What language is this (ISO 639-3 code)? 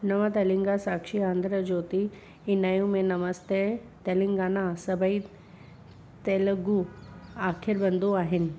snd